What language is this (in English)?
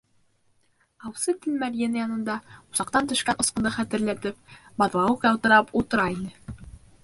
Bashkir